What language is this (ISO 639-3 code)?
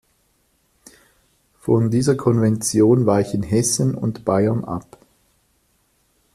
deu